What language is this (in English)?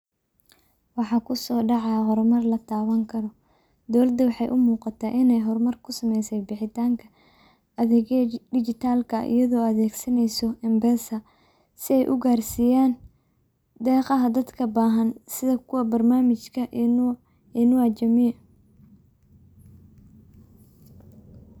Somali